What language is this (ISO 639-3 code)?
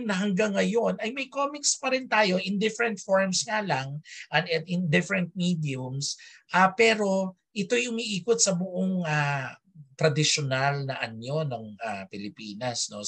fil